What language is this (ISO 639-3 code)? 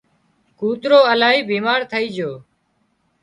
kxp